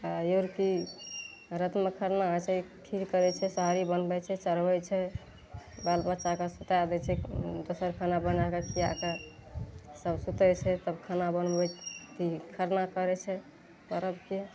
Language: Maithili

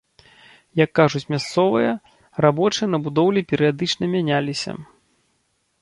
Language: Belarusian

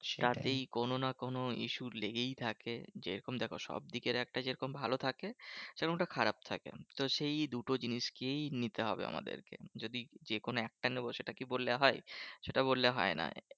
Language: Bangla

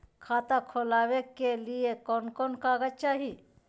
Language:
Magahi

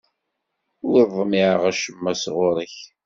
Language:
Kabyle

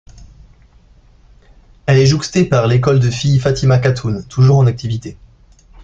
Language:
French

